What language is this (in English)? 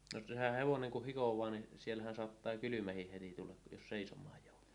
Finnish